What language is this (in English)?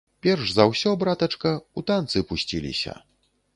Belarusian